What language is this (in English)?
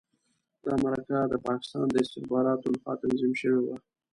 Pashto